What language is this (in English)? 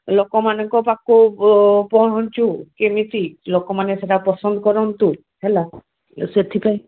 Odia